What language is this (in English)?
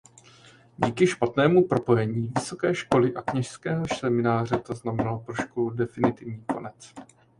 Czech